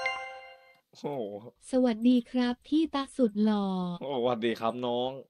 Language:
Thai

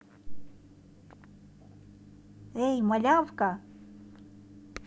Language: Russian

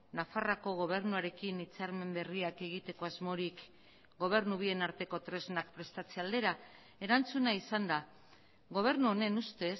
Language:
Basque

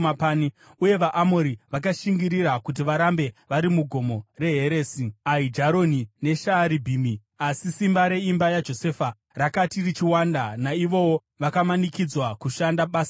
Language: Shona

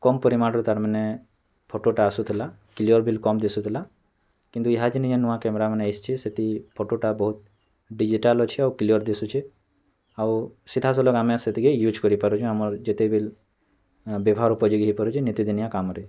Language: Odia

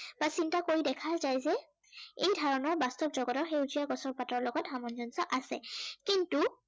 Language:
Assamese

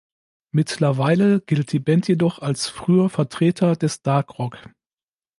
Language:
German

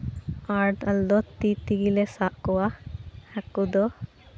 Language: Santali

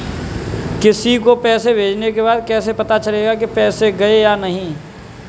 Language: Hindi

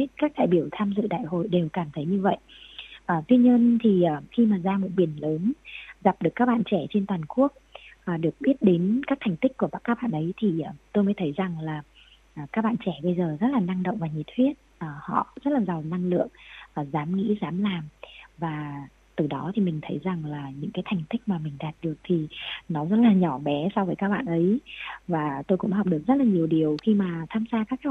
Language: Vietnamese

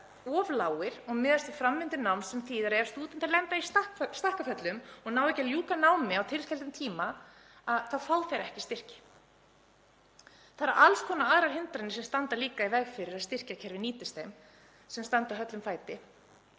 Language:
Icelandic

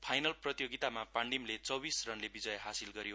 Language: Nepali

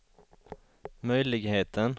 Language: Swedish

